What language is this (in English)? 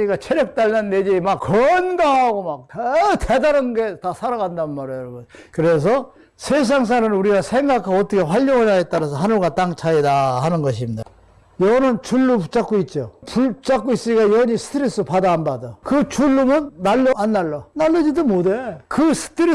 Korean